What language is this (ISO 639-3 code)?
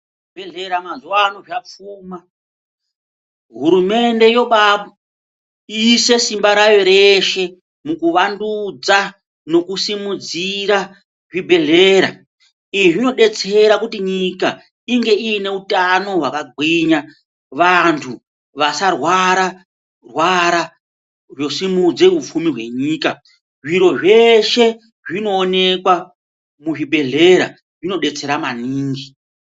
ndc